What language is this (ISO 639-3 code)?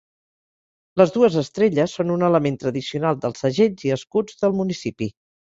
cat